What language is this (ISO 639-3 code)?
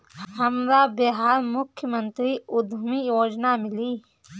bho